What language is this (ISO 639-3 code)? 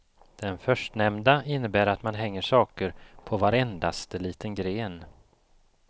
swe